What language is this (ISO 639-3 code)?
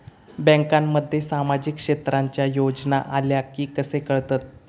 mar